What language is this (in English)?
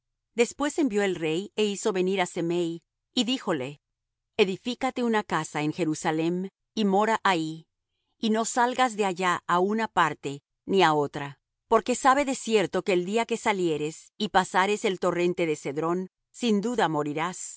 Spanish